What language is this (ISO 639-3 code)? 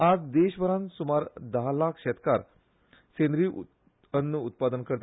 kok